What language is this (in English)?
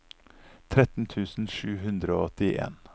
Norwegian